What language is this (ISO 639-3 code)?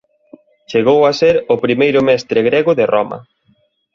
glg